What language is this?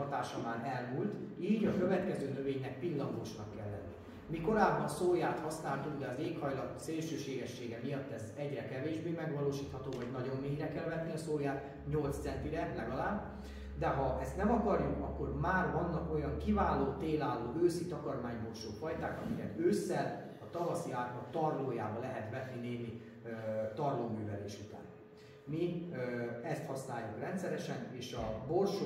Hungarian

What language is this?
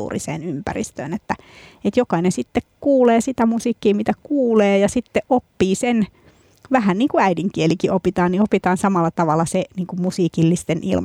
Finnish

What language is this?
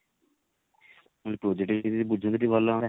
Odia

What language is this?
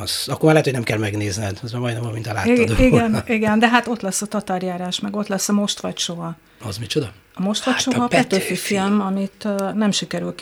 Hungarian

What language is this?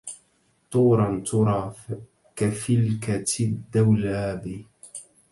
Arabic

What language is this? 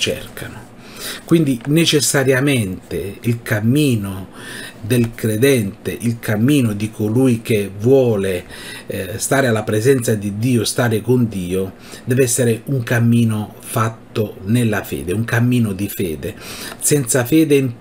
Italian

